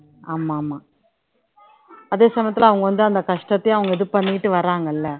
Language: Tamil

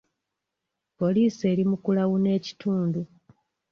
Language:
Ganda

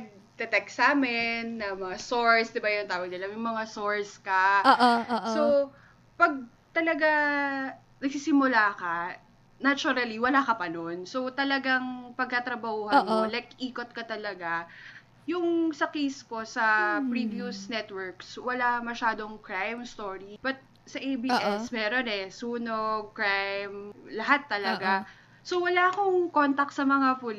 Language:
Filipino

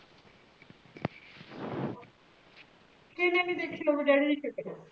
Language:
Punjabi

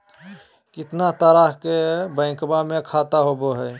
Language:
Magahi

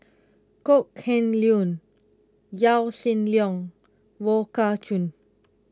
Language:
English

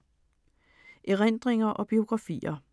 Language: Danish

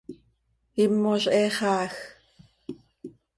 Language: Seri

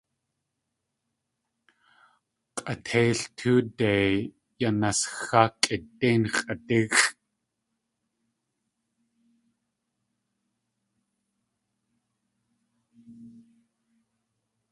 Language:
Tlingit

